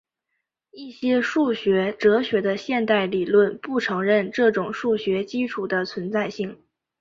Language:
Chinese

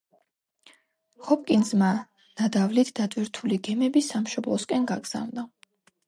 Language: Georgian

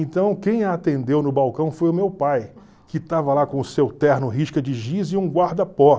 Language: Portuguese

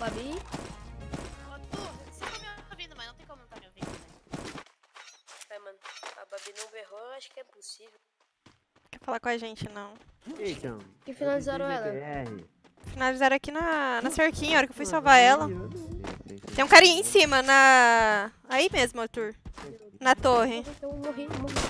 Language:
Portuguese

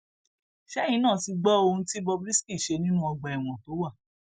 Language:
Yoruba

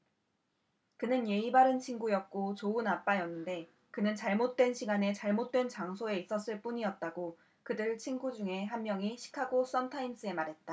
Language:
Korean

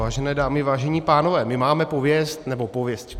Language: Czech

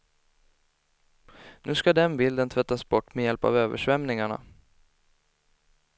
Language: Swedish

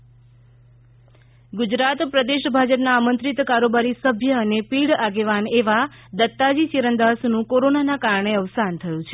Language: Gujarati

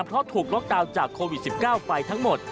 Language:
Thai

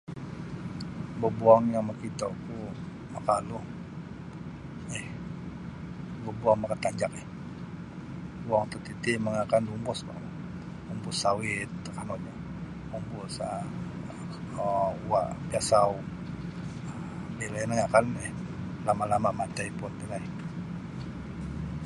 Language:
Sabah Bisaya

